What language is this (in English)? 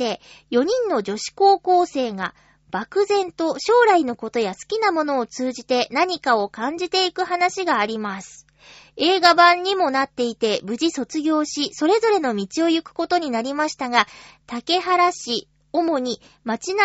Japanese